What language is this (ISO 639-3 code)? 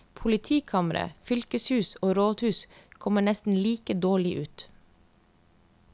nor